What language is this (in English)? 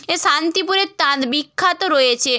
Bangla